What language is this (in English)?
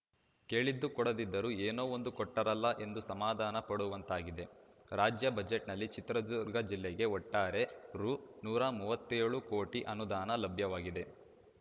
Kannada